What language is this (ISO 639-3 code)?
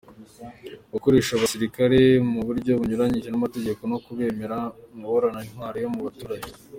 kin